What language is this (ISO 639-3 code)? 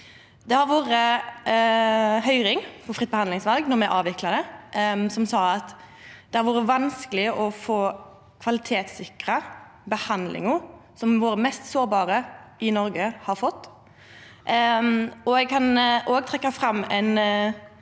nor